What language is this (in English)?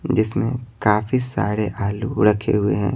Hindi